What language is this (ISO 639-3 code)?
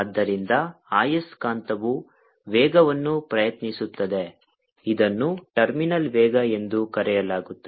kan